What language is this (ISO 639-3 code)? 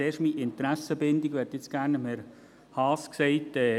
gsw